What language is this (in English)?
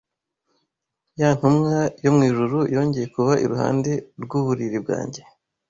Kinyarwanda